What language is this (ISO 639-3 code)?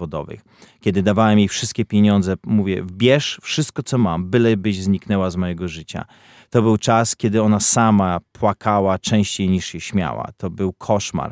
pol